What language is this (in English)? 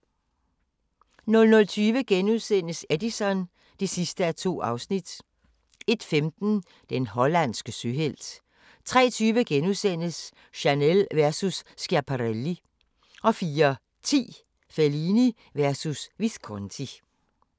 Danish